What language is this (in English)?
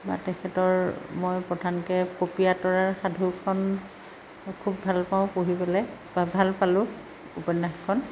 Assamese